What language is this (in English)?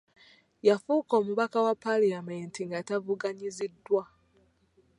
Ganda